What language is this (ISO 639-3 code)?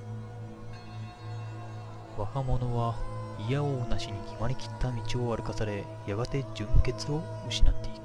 jpn